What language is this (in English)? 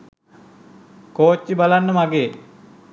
Sinhala